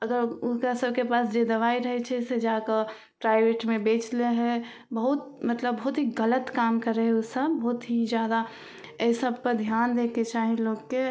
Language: Maithili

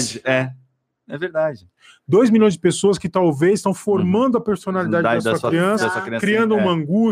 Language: Portuguese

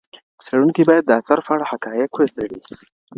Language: Pashto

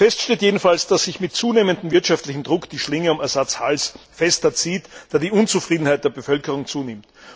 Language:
German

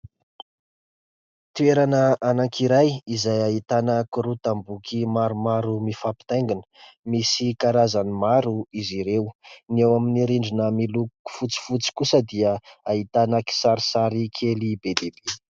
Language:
Malagasy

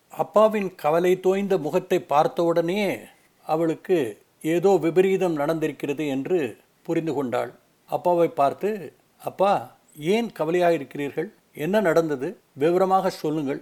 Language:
Tamil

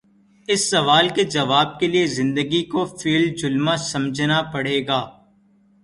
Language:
Urdu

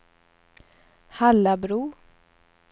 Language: Swedish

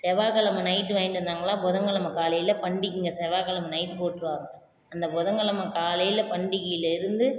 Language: Tamil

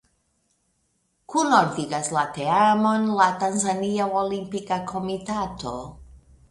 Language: Esperanto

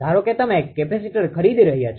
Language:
Gujarati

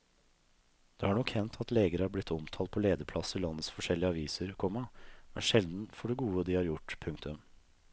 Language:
Norwegian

